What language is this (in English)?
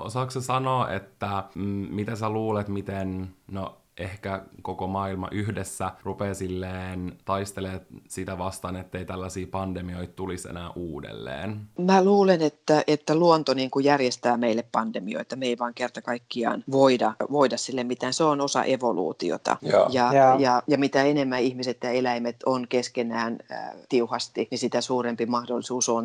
Finnish